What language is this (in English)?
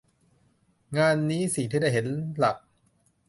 Thai